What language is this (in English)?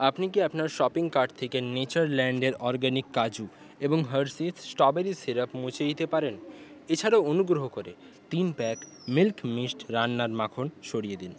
Bangla